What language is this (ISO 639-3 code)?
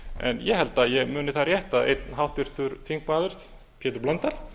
isl